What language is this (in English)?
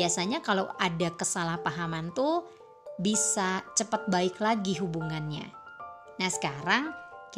Indonesian